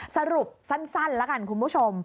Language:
Thai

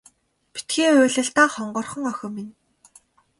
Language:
Mongolian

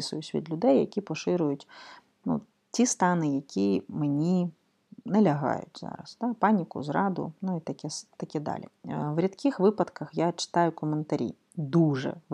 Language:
Ukrainian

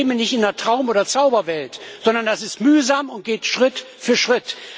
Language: German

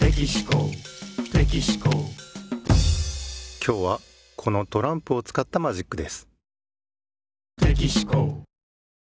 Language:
Japanese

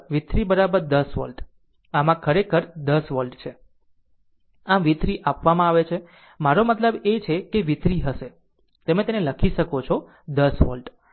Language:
Gujarati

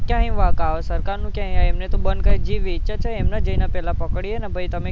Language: Gujarati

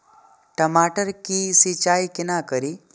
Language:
Maithili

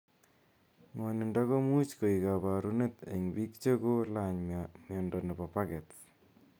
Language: Kalenjin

